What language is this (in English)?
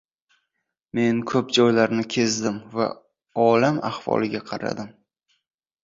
Uzbek